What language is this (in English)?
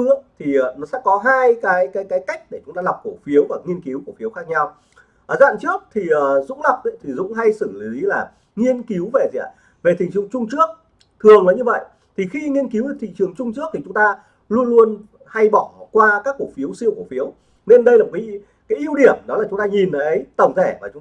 Vietnamese